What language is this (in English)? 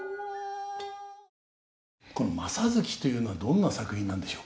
Japanese